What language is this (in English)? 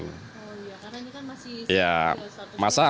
Indonesian